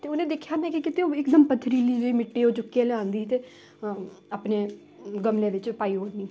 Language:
Dogri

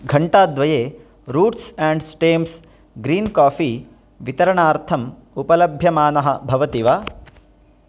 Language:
Sanskrit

